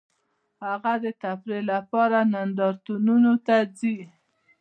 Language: Pashto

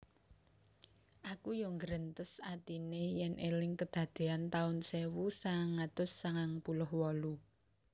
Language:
Javanese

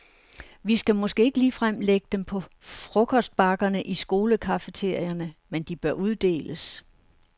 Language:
Danish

